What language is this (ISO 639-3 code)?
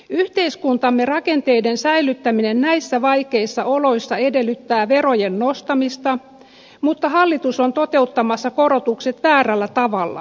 fin